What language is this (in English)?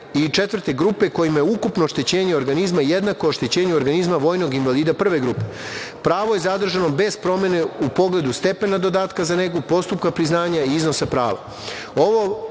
Serbian